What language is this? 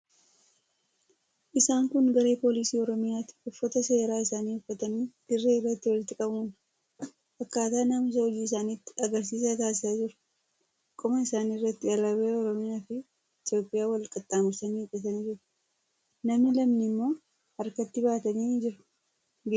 Oromo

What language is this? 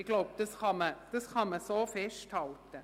Swiss German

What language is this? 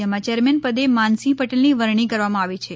Gujarati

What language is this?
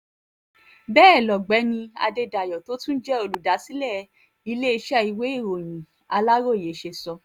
Yoruba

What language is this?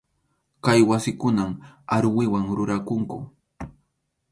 Arequipa-La Unión Quechua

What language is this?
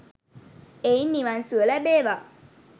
Sinhala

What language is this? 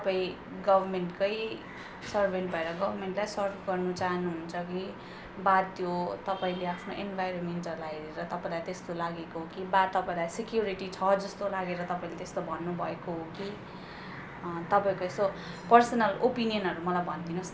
Nepali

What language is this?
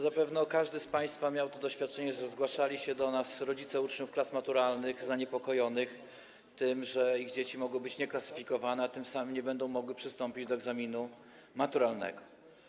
Polish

